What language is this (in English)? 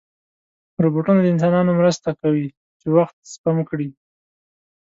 Pashto